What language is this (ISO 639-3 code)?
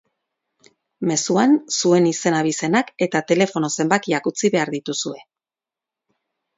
eus